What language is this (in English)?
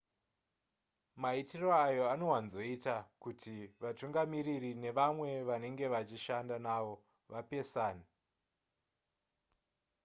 Shona